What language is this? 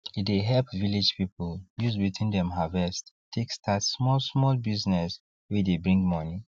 Nigerian Pidgin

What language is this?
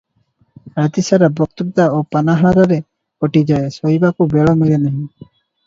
Odia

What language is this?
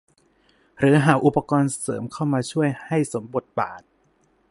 Thai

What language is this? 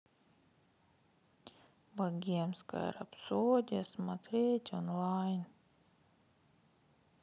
Russian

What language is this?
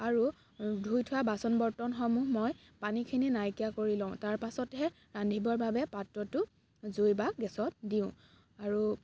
Assamese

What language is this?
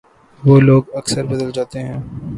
Urdu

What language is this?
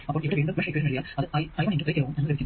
Malayalam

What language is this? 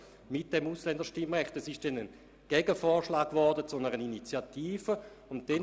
Swiss German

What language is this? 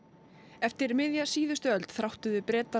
Icelandic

